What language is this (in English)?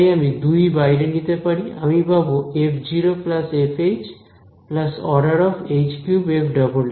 Bangla